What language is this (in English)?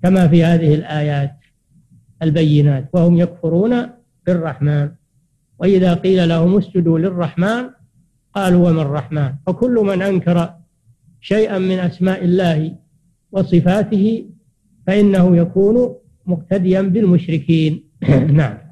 Arabic